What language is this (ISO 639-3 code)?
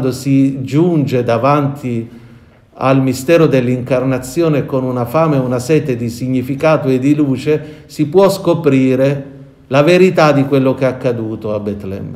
ita